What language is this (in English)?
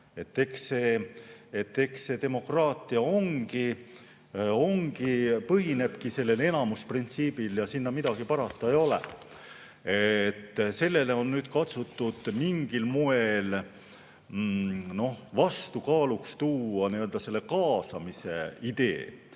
Estonian